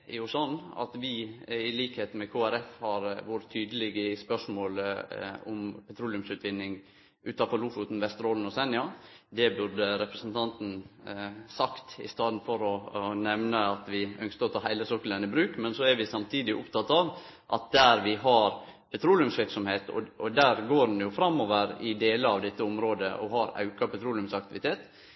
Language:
Norwegian Nynorsk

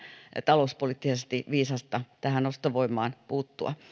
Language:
Finnish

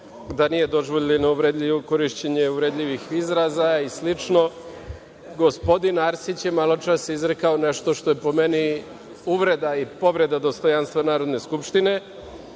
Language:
Serbian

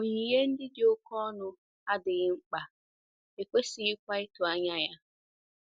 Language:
Igbo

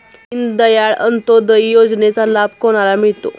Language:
Marathi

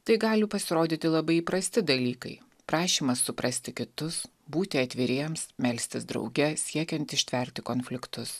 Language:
Lithuanian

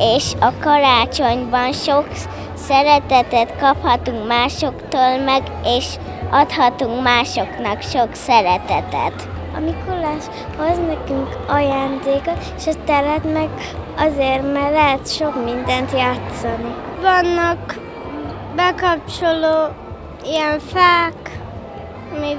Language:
Hungarian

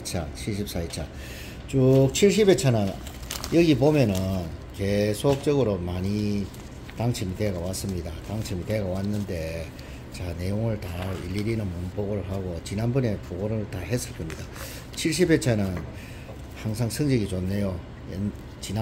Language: Korean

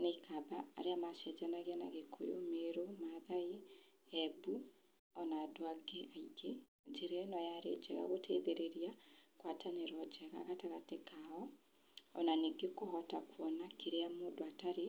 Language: Kikuyu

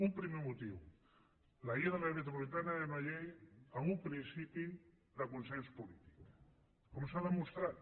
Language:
Catalan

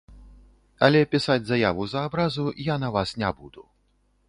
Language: Belarusian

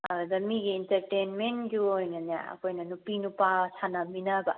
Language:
Manipuri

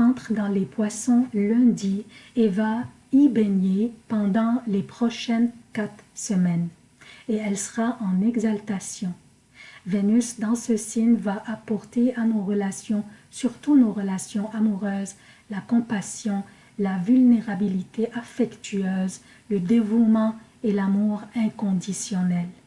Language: French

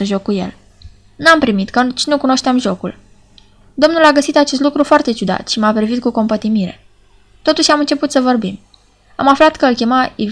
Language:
Romanian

